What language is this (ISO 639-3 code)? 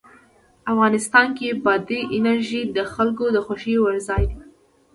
pus